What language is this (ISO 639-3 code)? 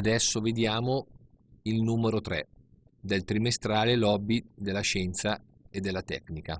ita